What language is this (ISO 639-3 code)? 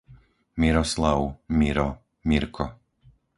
slk